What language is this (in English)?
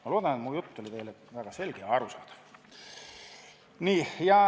Estonian